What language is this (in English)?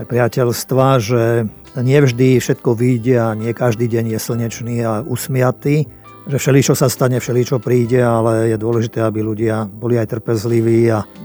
Slovak